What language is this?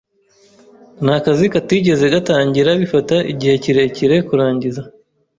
Kinyarwanda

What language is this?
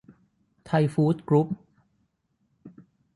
Thai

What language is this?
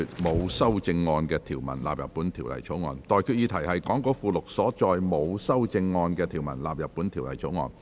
Cantonese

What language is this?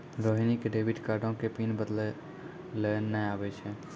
Maithili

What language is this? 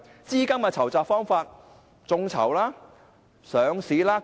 Cantonese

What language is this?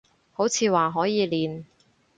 Cantonese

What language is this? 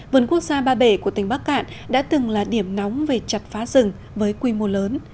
Vietnamese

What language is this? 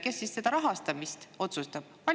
Estonian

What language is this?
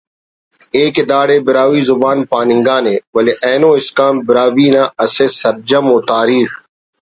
Brahui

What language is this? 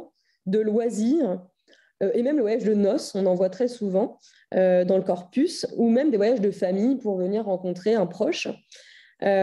French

